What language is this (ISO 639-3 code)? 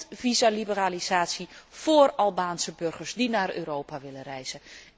nld